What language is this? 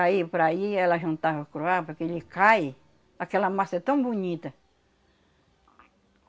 Portuguese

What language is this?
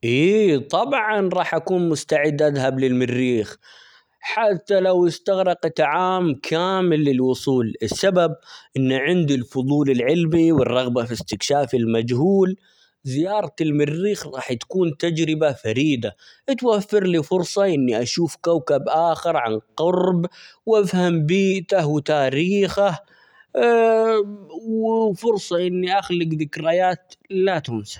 Omani Arabic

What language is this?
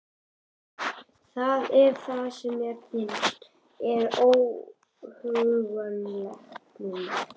Icelandic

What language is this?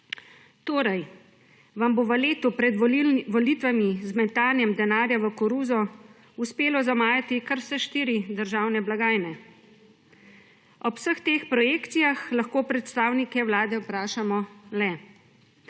Slovenian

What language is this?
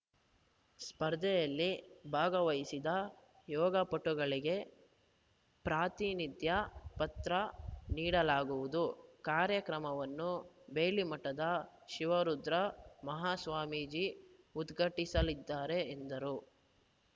Kannada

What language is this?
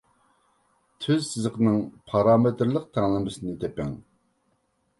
Uyghur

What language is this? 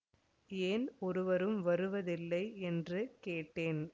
Tamil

